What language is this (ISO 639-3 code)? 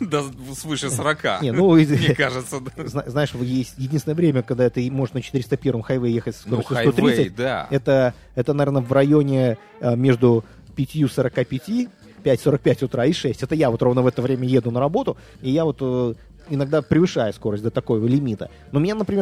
rus